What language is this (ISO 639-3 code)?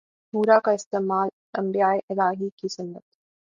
urd